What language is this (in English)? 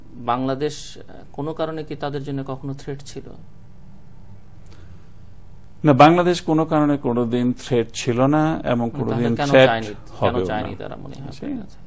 Bangla